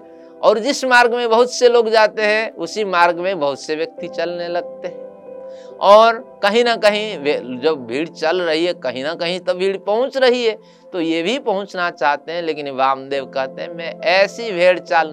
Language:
Hindi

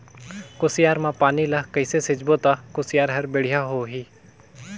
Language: Chhattisgarhi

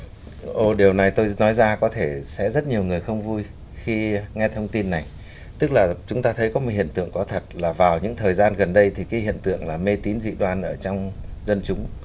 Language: Vietnamese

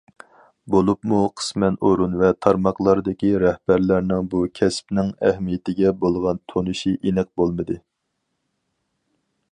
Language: Uyghur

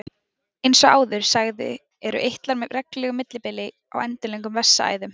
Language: Icelandic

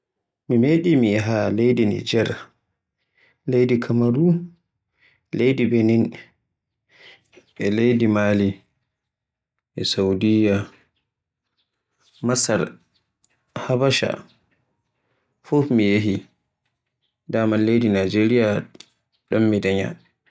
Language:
Borgu Fulfulde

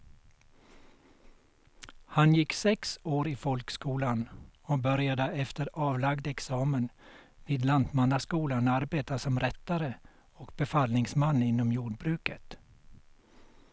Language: Swedish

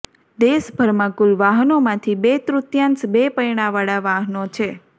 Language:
Gujarati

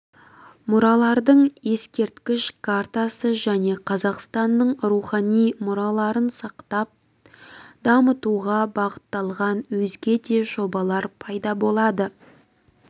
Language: Kazakh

